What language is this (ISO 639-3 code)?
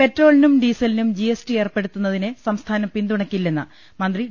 mal